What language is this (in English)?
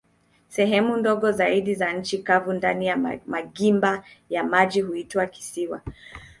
Swahili